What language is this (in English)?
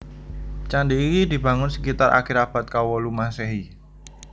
Javanese